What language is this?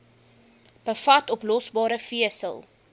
Afrikaans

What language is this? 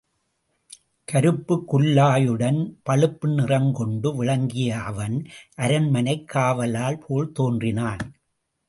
Tamil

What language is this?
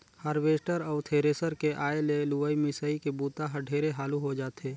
Chhattisgarhi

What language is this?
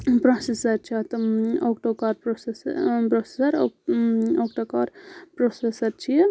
Kashmiri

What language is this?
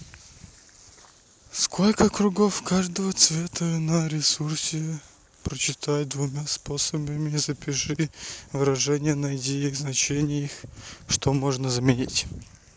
Russian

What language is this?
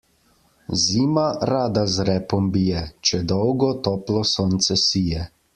Slovenian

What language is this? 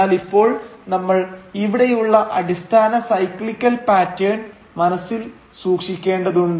Malayalam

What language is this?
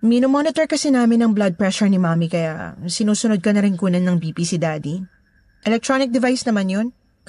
Filipino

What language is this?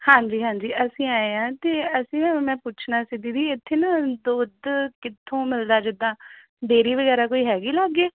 Punjabi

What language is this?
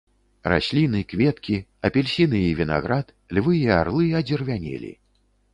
Belarusian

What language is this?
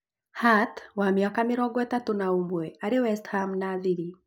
Kikuyu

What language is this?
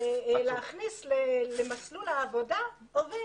Hebrew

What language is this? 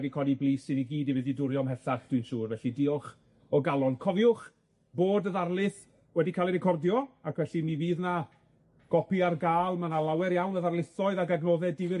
Welsh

